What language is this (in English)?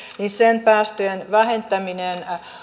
Finnish